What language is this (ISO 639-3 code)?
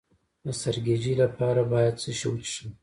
pus